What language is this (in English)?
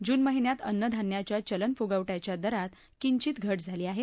Marathi